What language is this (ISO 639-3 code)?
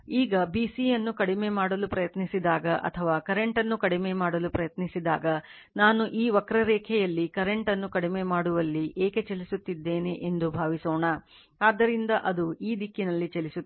kan